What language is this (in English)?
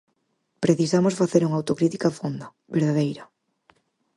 Galician